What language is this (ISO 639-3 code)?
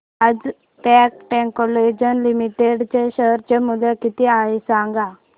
mar